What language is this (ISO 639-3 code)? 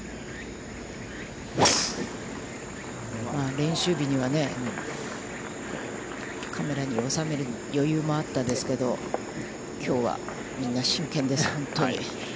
jpn